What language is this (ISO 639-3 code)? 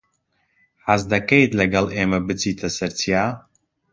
ckb